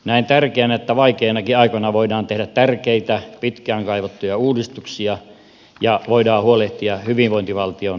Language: Finnish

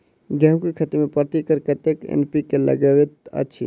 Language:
Maithili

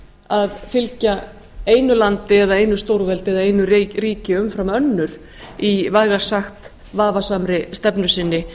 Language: Icelandic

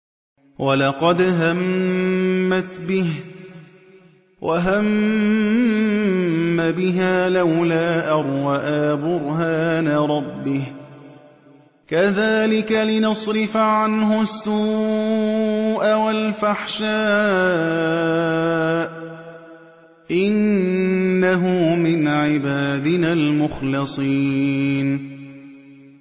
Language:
Arabic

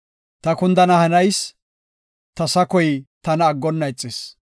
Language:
Gofa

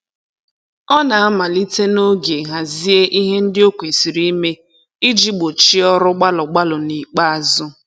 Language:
Igbo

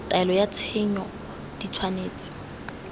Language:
Tswana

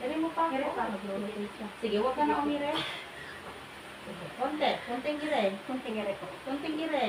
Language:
Filipino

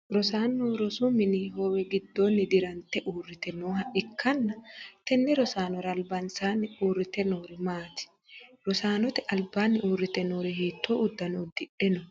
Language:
Sidamo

